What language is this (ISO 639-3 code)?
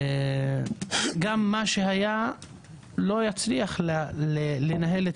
heb